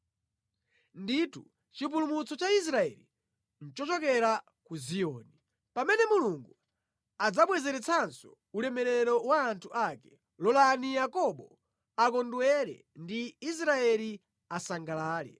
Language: Nyanja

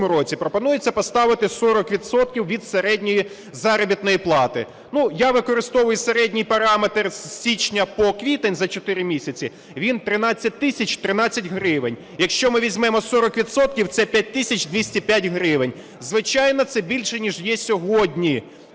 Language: Ukrainian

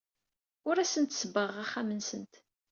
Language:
Kabyle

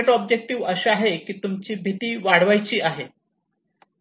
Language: Marathi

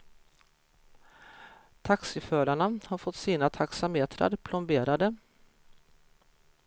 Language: Swedish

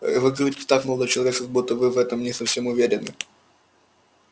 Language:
Russian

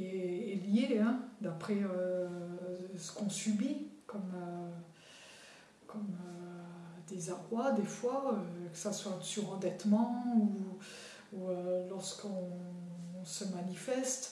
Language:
French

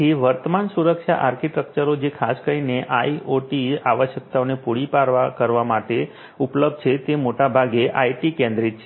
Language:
Gujarati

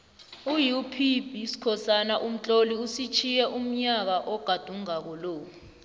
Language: South Ndebele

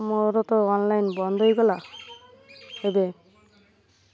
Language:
Odia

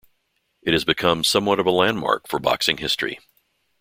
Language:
English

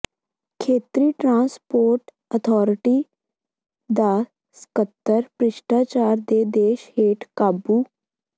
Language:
Punjabi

